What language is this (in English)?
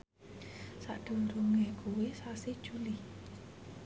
Javanese